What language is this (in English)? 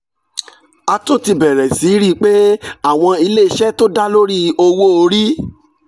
Yoruba